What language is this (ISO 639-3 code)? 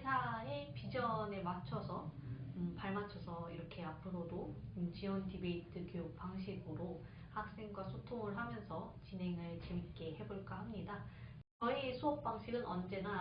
kor